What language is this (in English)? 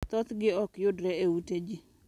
Luo (Kenya and Tanzania)